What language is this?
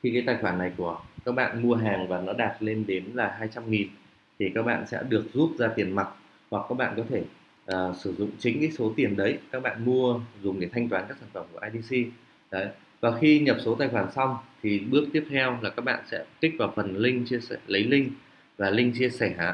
Vietnamese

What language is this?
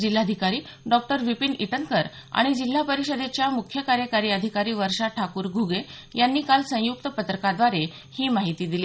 Marathi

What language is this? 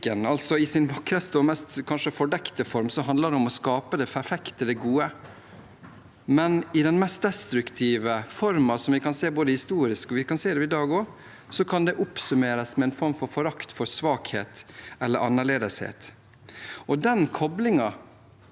Norwegian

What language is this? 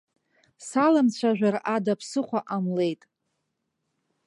Abkhazian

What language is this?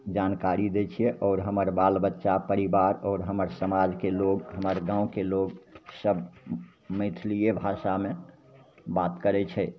Maithili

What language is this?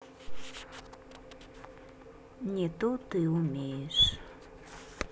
Russian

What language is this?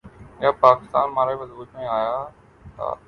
Urdu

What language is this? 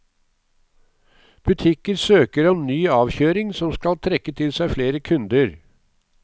Norwegian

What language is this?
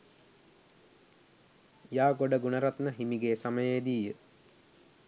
Sinhala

